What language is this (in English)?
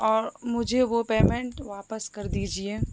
Urdu